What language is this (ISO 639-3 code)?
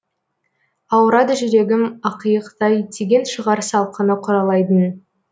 kaz